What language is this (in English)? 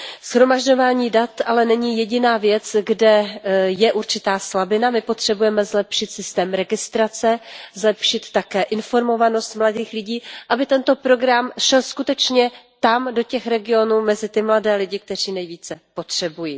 Czech